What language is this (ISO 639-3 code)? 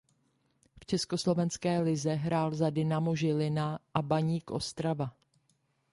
ces